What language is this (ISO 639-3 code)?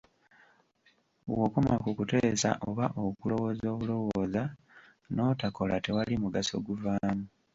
lug